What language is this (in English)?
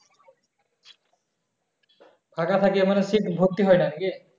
Bangla